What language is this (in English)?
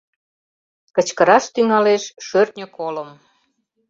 Mari